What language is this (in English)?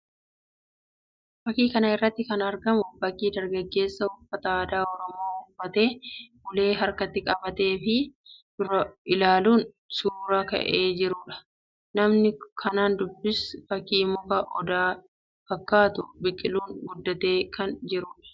Oromo